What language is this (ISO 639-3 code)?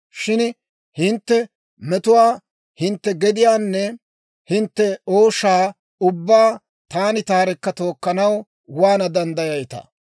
dwr